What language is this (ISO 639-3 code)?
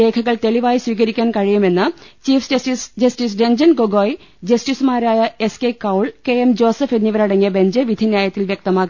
mal